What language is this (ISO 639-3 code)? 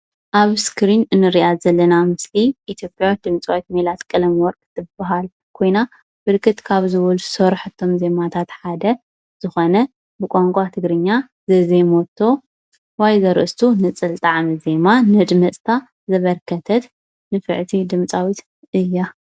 tir